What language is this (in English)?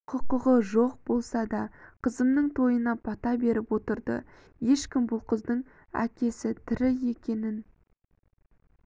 Kazakh